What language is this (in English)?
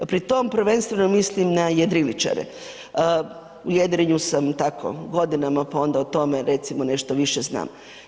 Croatian